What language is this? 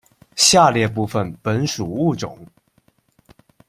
Chinese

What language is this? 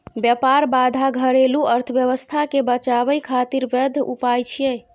Maithili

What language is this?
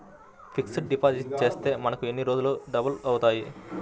Telugu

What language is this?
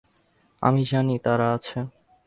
Bangla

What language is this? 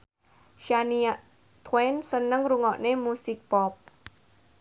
Javanese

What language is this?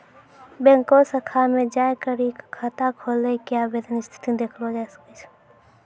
Maithili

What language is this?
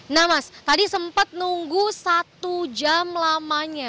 Indonesian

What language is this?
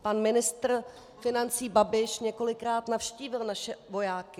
Czech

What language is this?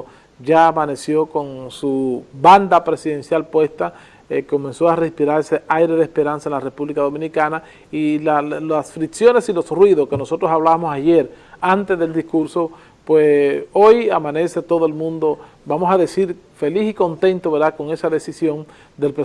Spanish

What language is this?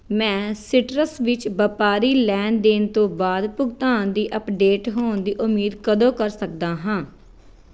Punjabi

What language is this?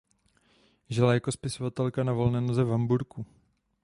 Czech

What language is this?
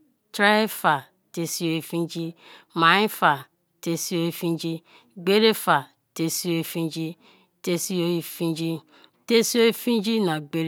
Kalabari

